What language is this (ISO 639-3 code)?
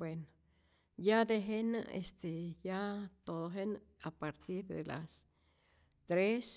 zor